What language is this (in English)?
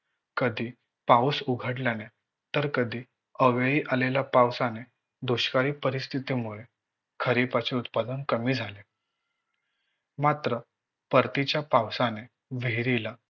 Marathi